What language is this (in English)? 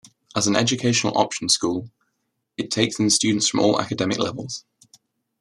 English